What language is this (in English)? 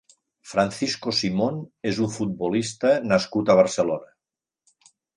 Catalan